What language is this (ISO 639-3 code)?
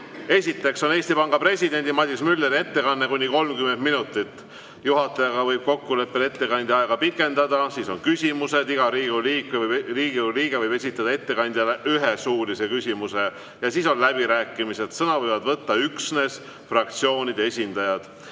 est